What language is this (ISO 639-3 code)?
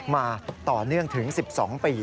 tha